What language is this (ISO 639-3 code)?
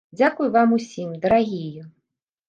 bel